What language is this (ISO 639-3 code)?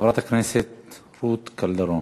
heb